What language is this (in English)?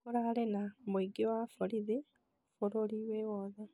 Kikuyu